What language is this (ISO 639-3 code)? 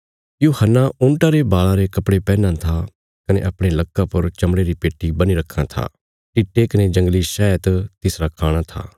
kfs